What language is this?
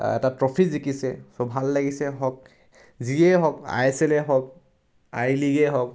Assamese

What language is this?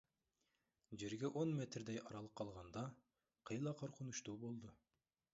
Kyrgyz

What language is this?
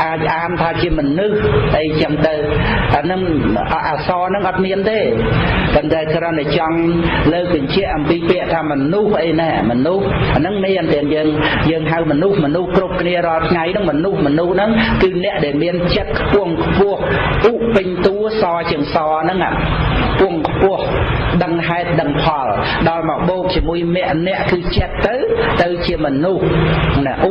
Khmer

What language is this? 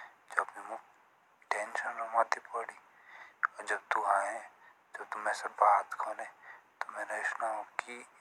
Jaunsari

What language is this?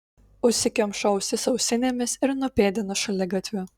Lithuanian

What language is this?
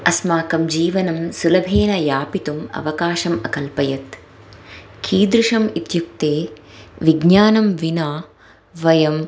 Sanskrit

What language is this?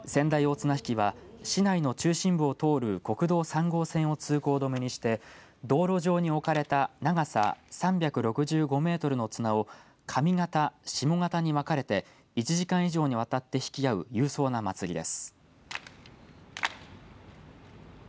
Japanese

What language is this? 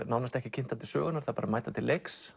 Icelandic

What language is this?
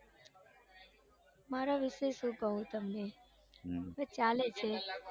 Gujarati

